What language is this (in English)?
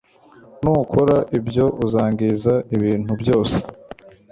Kinyarwanda